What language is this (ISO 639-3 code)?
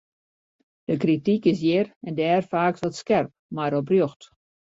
fry